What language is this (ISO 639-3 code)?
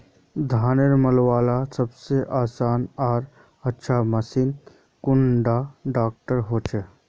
mag